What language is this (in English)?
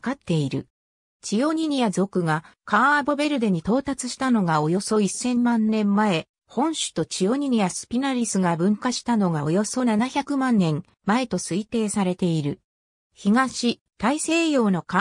Japanese